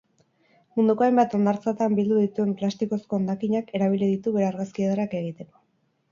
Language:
Basque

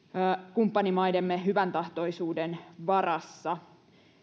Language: Finnish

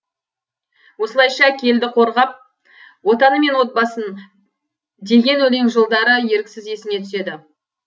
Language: Kazakh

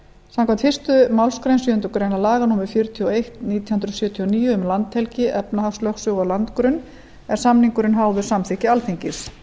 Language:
Icelandic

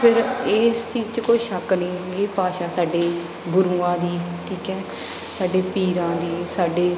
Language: Punjabi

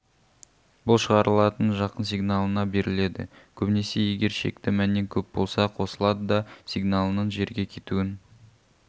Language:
Kazakh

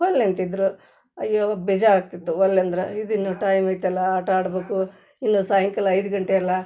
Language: Kannada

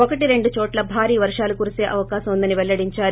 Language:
Telugu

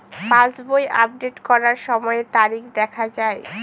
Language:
Bangla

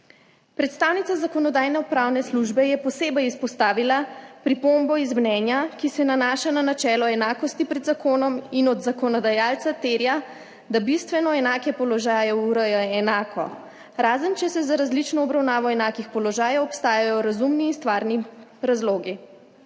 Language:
Slovenian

